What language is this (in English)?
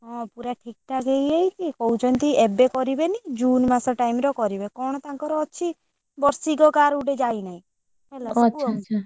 Odia